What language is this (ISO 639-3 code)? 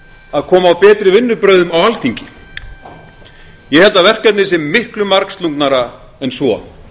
isl